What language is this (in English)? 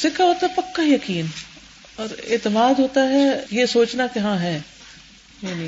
Urdu